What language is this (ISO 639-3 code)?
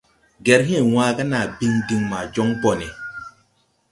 tui